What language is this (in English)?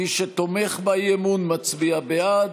Hebrew